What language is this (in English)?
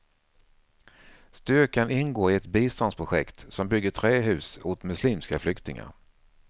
Swedish